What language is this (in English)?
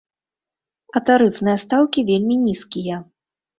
Belarusian